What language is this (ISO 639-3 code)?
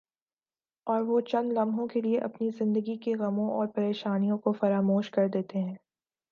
urd